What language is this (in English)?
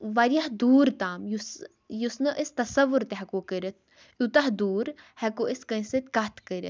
Kashmiri